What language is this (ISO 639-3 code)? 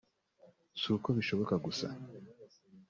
kin